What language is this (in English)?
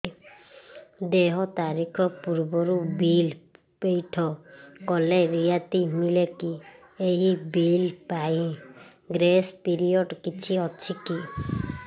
Odia